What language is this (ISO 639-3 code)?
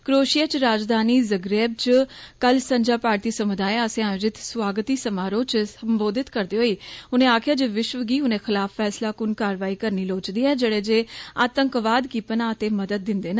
doi